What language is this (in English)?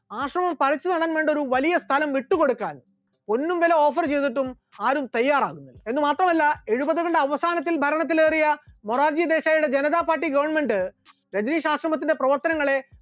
Malayalam